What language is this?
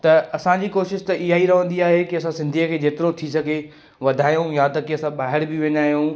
Sindhi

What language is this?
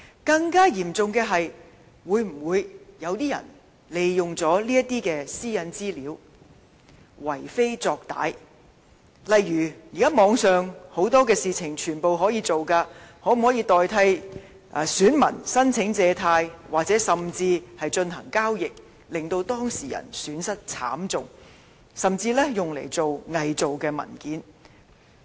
Cantonese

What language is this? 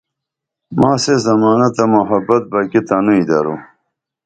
Dameli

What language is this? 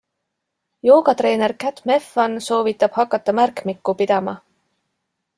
Estonian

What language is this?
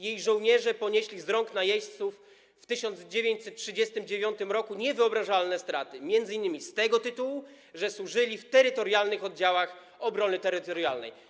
Polish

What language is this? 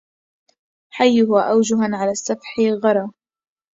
Arabic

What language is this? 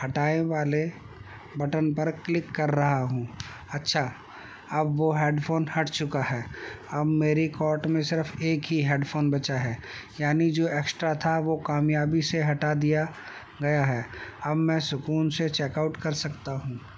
Urdu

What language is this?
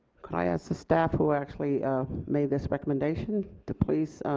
English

